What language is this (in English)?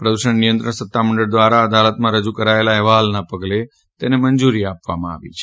Gujarati